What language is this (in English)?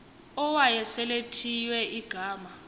Xhosa